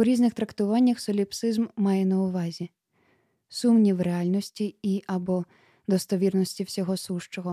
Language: Ukrainian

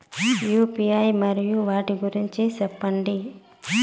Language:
Telugu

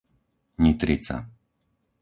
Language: Slovak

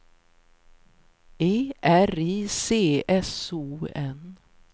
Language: Swedish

